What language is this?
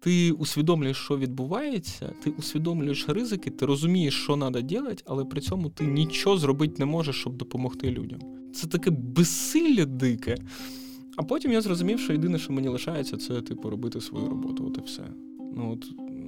Ukrainian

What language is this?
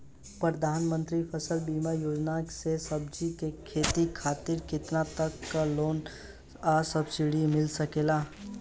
Bhojpuri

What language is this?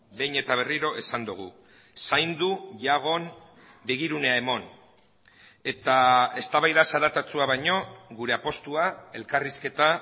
Basque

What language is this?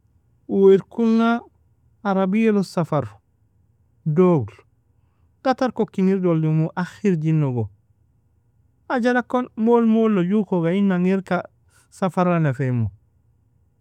Nobiin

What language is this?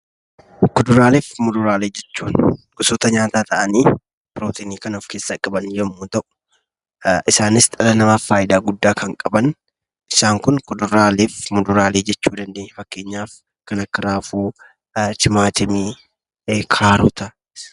Oromo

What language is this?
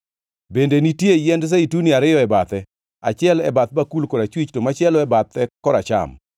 Luo (Kenya and Tanzania)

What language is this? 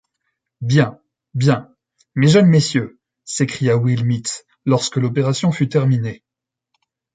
French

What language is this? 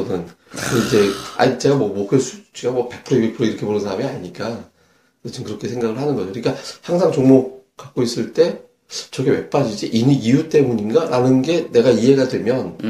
Korean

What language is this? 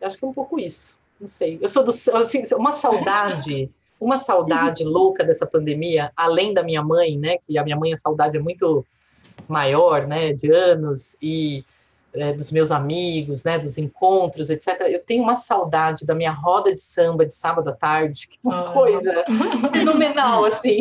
Portuguese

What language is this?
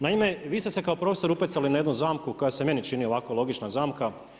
Croatian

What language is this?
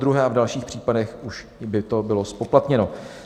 Czech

